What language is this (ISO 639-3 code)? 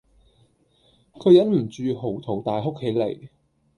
yue